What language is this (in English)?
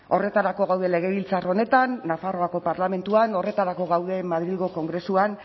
Basque